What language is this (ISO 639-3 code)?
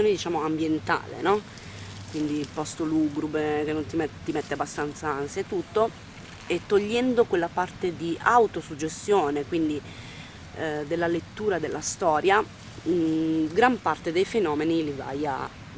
ita